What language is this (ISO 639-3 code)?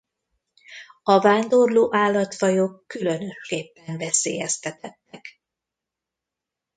hun